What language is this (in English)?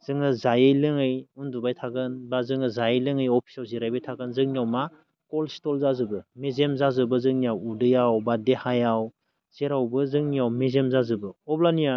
Bodo